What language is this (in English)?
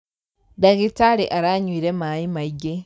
Kikuyu